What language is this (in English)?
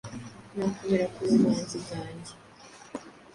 Kinyarwanda